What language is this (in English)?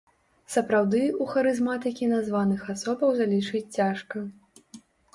Belarusian